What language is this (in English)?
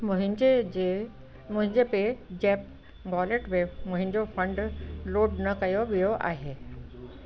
Sindhi